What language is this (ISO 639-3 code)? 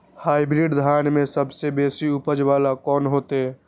mai